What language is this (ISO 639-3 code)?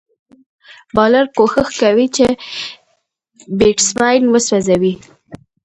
pus